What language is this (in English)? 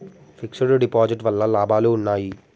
Telugu